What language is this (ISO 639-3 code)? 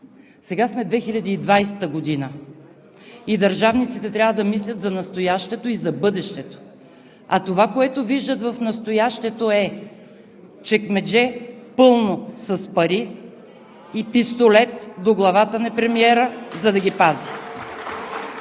bul